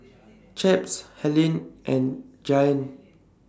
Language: English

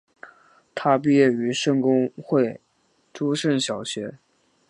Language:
Chinese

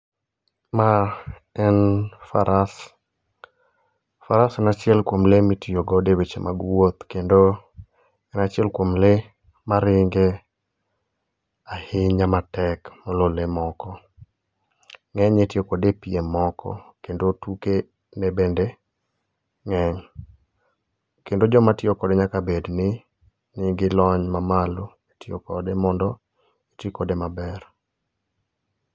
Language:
Luo (Kenya and Tanzania)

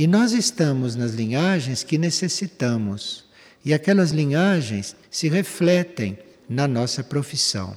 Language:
Portuguese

